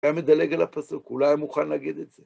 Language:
Hebrew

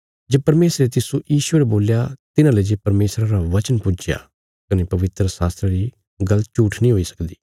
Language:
Bilaspuri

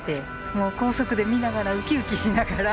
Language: Japanese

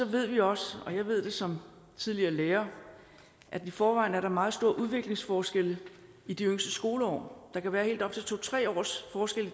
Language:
Danish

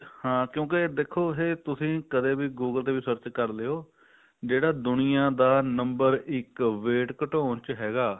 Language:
Punjabi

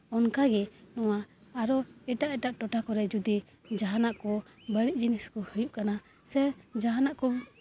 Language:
Santali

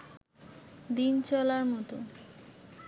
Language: Bangla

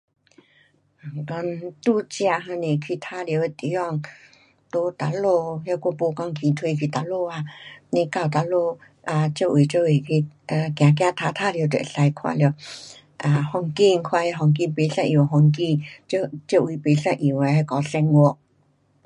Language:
Pu-Xian Chinese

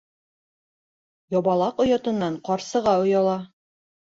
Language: Bashkir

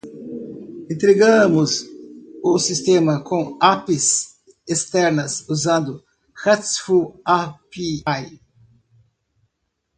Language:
Portuguese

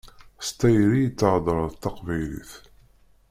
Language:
Kabyle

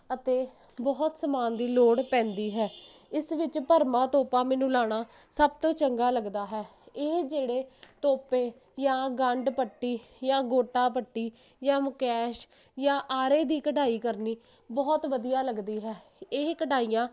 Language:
Punjabi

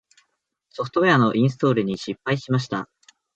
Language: Japanese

